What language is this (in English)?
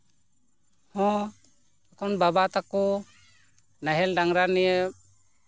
Santali